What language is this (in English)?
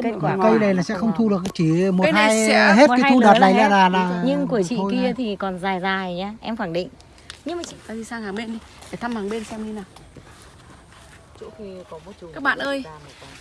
Vietnamese